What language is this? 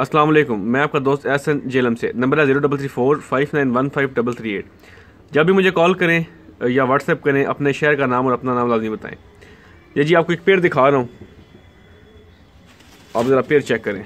Hindi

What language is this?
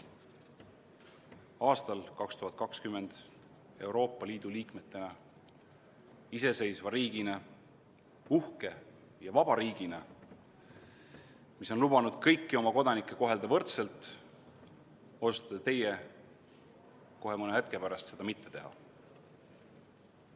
Estonian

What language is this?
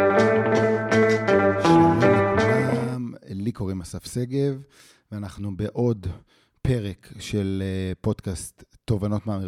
Hebrew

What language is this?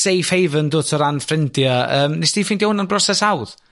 Welsh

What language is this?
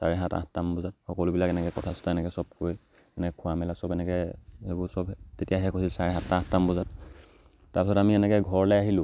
Assamese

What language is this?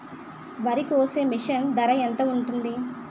Telugu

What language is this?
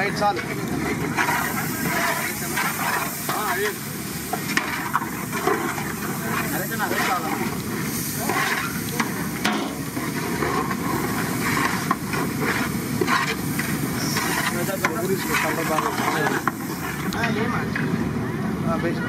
Spanish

